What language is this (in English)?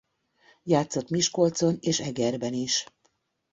Hungarian